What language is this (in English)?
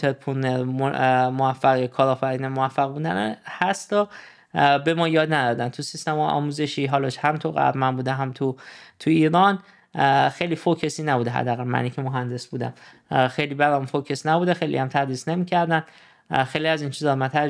Persian